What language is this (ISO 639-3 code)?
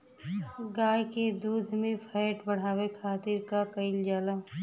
bho